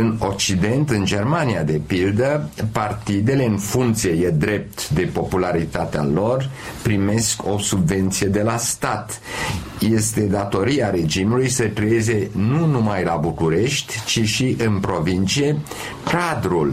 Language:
Romanian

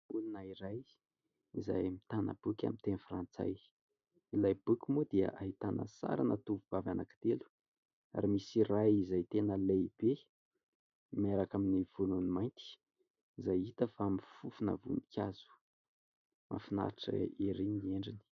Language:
Malagasy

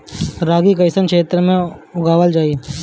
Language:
Bhojpuri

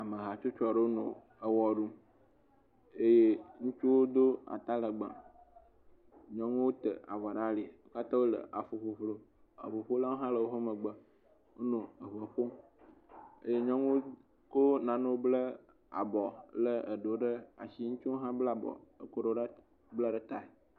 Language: Ewe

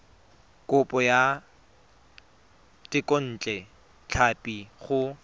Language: Tswana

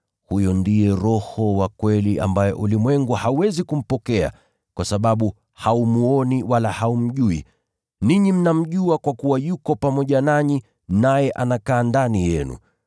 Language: Swahili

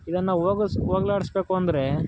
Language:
Kannada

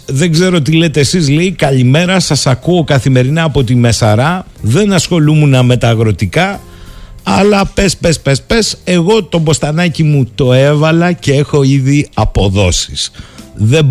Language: Greek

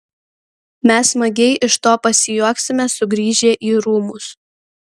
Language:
Lithuanian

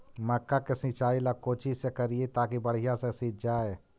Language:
Magahi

